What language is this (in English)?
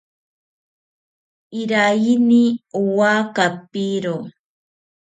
South Ucayali Ashéninka